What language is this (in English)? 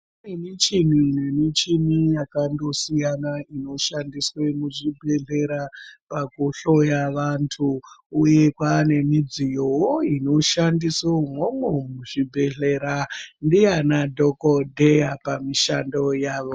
Ndau